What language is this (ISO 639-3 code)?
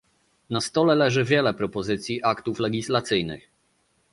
pol